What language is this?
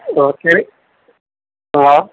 Sindhi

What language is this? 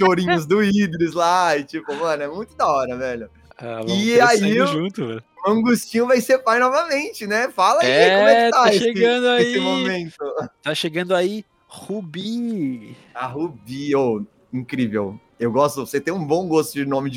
Portuguese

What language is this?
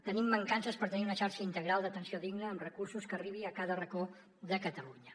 Catalan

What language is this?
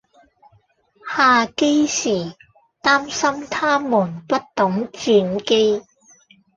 Cantonese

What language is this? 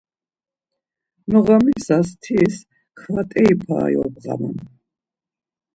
Laz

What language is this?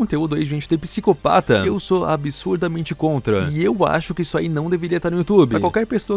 Portuguese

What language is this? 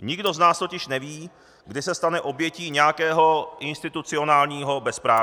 Czech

